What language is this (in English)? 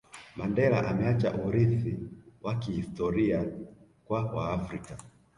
Swahili